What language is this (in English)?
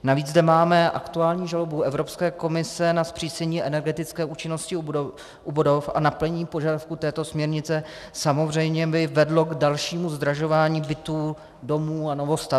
Czech